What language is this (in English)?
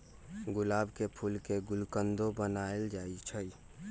Magahi